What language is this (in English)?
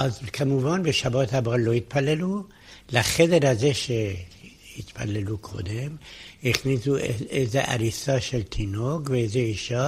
Hebrew